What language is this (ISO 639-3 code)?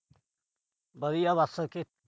pan